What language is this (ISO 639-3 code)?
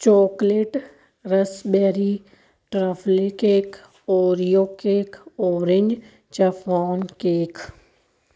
pan